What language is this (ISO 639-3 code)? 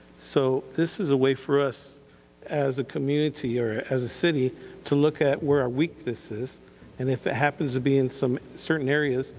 eng